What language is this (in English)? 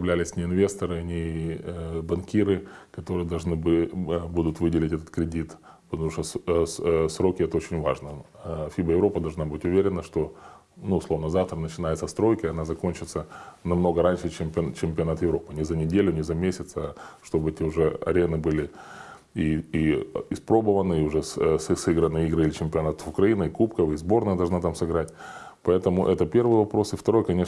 Russian